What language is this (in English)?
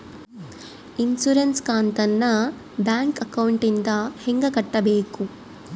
Kannada